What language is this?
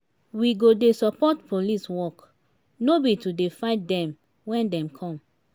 Nigerian Pidgin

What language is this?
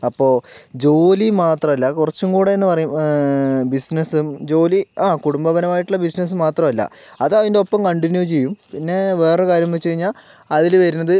Malayalam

